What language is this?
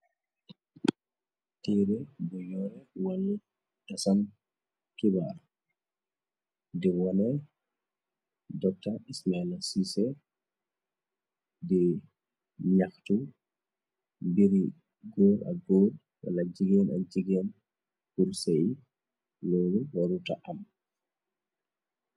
Wolof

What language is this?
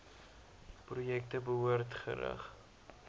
Afrikaans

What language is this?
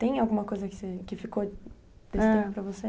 Portuguese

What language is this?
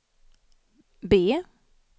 Swedish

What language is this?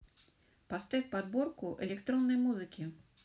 Russian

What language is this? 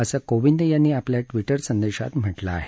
Marathi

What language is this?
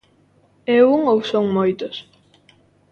Galician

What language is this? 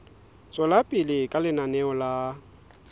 Southern Sotho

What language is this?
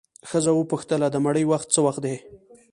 Pashto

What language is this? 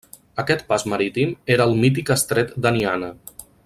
Catalan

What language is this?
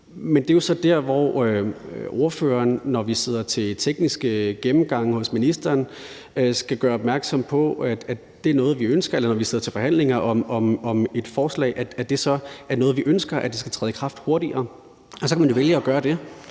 Danish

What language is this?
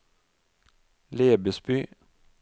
Norwegian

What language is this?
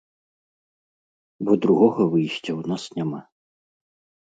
Belarusian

